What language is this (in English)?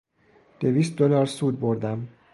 Persian